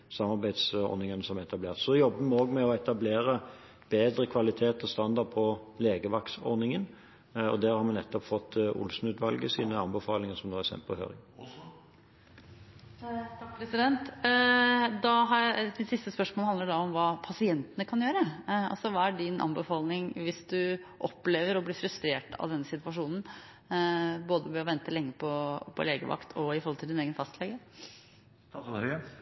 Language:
Norwegian Bokmål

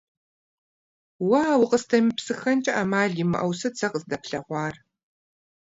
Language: Kabardian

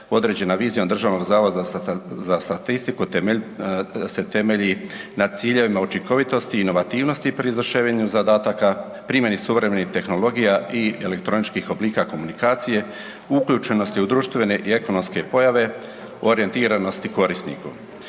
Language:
Croatian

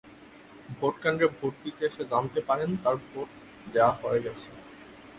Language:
Bangla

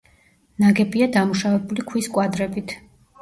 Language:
Georgian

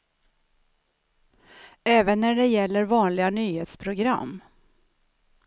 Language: Swedish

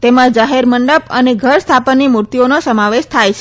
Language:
Gujarati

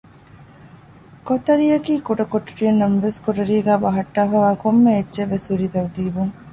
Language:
Divehi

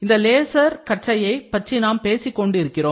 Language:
Tamil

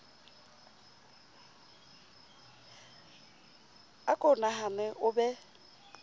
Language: Southern Sotho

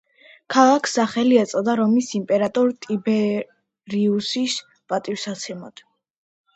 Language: Georgian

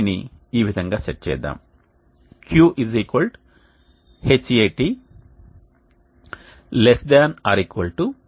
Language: Telugu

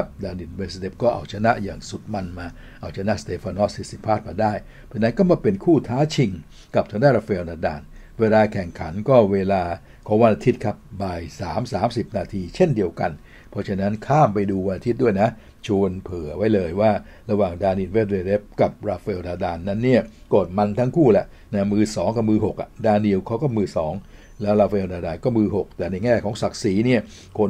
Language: Thai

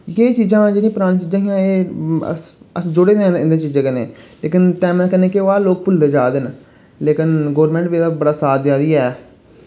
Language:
Dogri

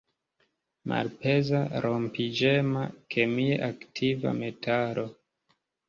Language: Esperanto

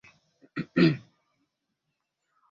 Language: Swahili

